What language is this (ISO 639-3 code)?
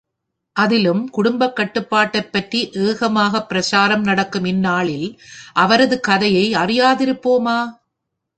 tam